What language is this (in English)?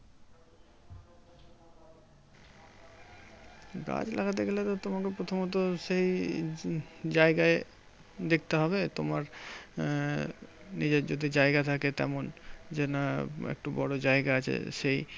Bangla